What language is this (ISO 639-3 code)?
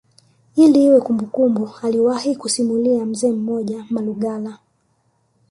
swa